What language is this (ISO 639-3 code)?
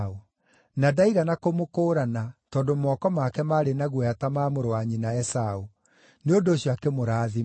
kik